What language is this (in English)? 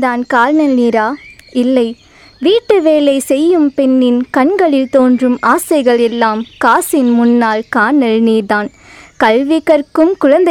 Tamil